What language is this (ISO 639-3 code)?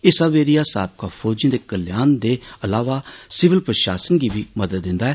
doi